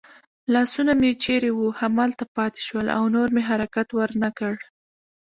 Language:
Pashto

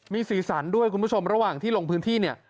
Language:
Thai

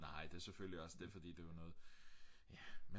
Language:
Danish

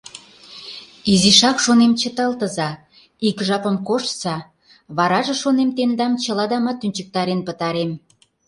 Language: Mari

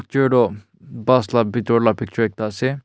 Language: Naga Pidgin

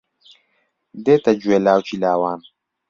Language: Central Kurdish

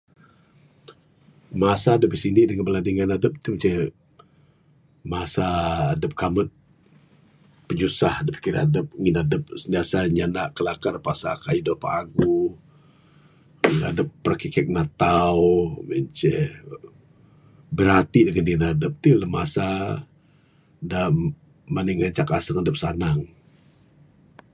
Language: Bukar-Sadung Bidayuh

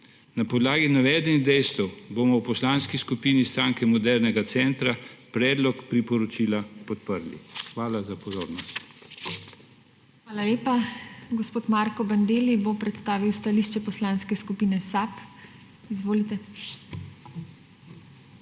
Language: Slovenian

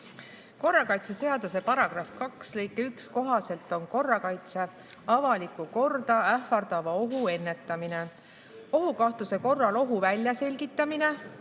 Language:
Estonian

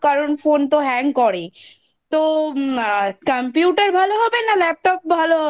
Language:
Bangla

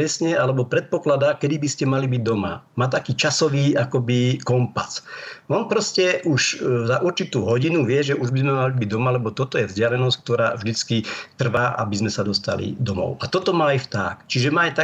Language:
Slovak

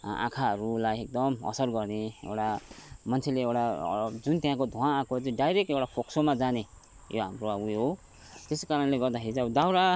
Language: Nepali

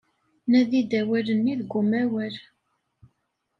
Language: Kabyle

